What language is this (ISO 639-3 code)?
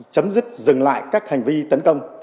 vie